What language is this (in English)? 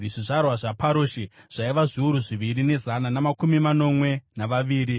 Shona